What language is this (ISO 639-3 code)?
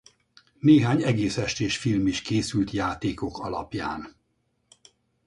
hun